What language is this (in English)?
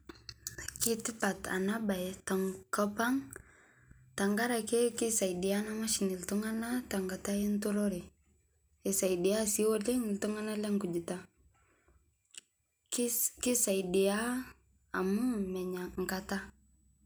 Masai